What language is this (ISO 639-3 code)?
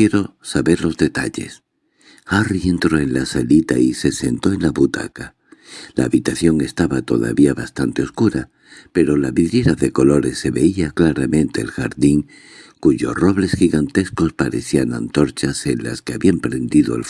spa